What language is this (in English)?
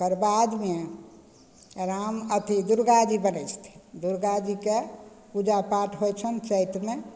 Maithili